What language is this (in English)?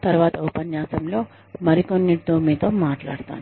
Telugu